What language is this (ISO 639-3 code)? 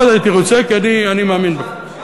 heb